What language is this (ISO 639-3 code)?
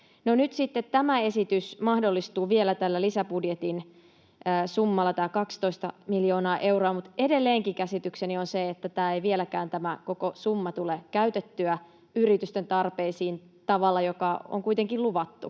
fin